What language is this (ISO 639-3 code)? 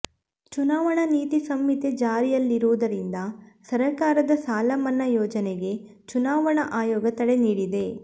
kan